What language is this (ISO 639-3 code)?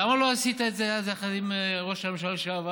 heb